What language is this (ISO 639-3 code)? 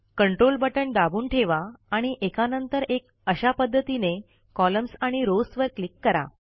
mar